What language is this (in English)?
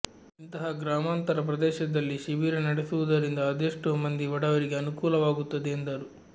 Kannada